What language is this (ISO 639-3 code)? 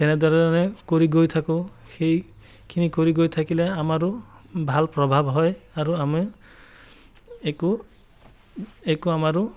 asm